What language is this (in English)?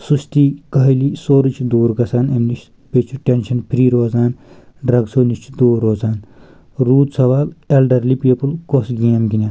Kashmiri